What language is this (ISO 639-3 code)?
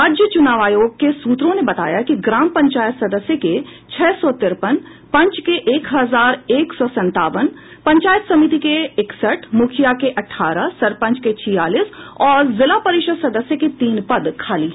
hin